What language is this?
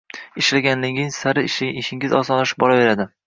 Uzbek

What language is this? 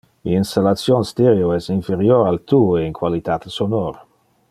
Interlingua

